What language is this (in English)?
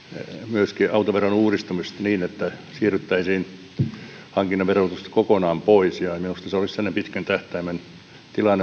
Finnish